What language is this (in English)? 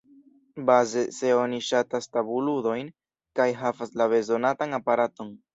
Esperanto